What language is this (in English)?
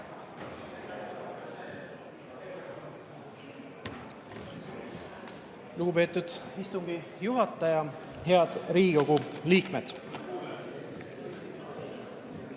Estonian